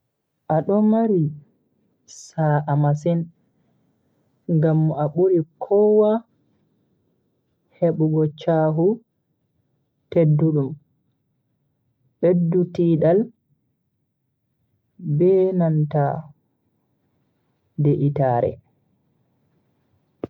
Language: Bagirmi Fulfulde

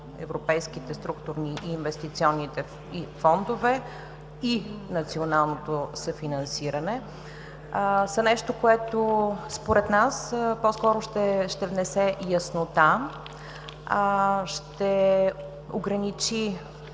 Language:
Bulgarian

